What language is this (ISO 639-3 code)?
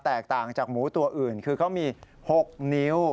tha